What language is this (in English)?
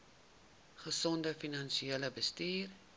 Afrikaans